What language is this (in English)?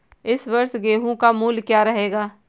Hindi